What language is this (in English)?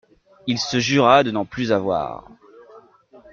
French